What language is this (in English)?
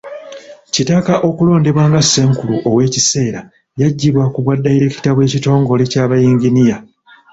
Ganda